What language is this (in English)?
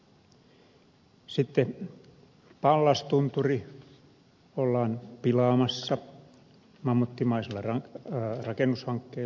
Finnish